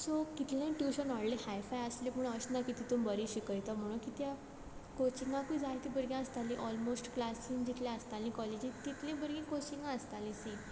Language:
Konkani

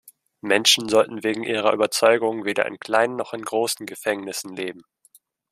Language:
German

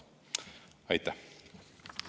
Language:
Estonian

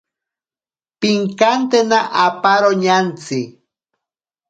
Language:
Ashéninka Perené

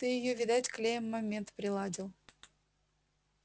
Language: Russian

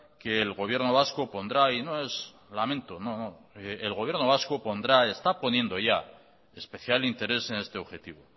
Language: Spanish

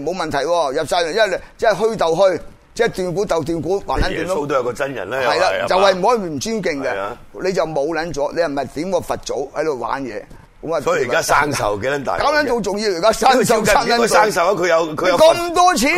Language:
Chinese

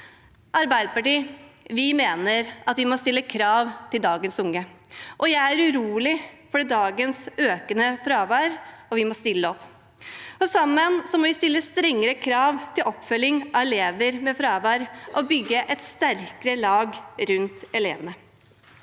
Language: Norwegian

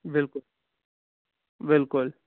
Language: Kashmiri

